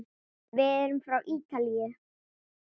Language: Icelandic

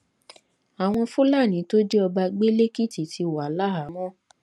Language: Yoruba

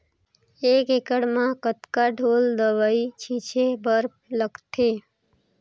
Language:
Chhattisgarhi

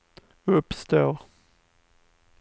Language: Swedish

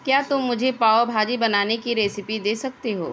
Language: Urdu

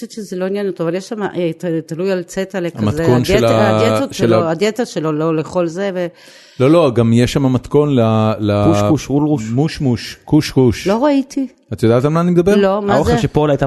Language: Hebrew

